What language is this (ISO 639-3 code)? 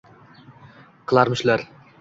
uzb